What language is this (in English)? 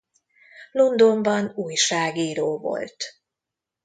Hungarian